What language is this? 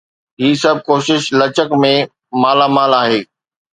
Sindhi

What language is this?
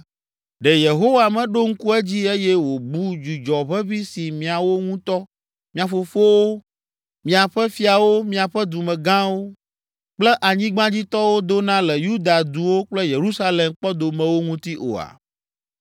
Ewe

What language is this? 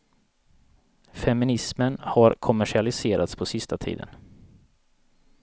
Swedish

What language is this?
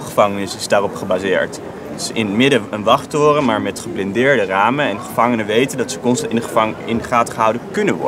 Dutch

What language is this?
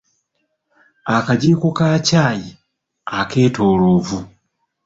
Ganda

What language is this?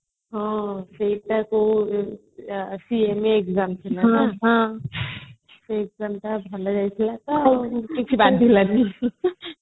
Odia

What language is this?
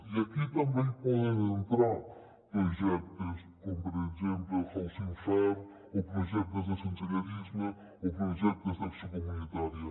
Catalan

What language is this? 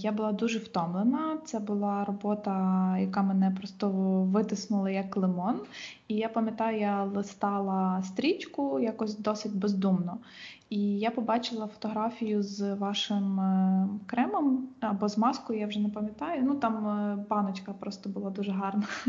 Ukrainian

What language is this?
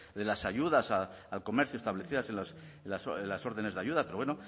Spanish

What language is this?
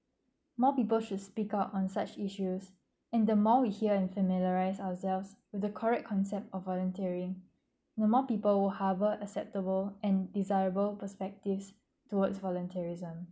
English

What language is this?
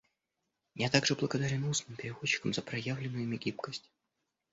Russian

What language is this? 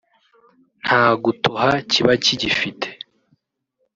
Kinyarwanda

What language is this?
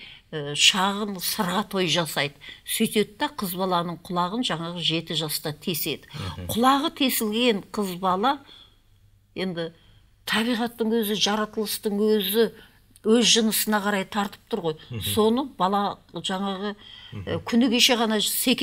Turkish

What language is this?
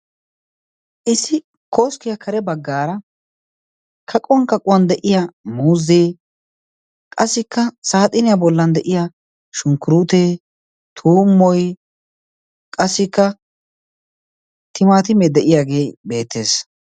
Wolaytta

